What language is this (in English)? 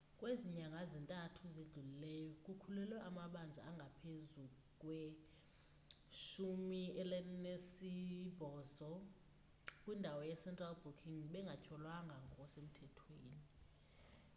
Xhosa